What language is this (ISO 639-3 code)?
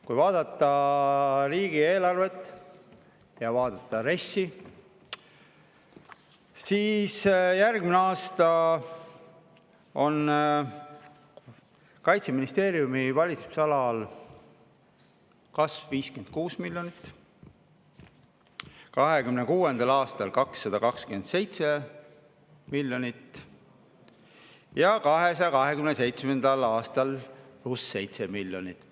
est